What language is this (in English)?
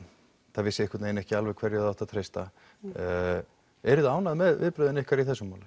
Icelandic